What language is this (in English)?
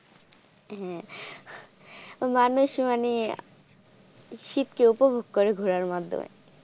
Bangla